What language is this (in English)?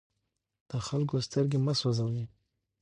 Pashto